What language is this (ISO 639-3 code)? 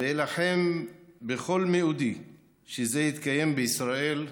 heb